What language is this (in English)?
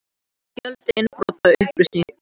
Icelandic